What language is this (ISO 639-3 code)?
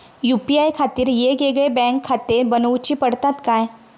mar